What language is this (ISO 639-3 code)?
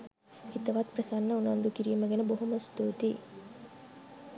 sin